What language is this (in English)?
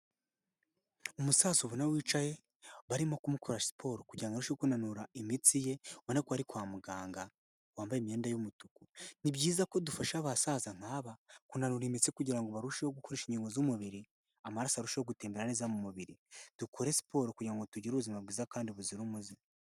Kinyarwanda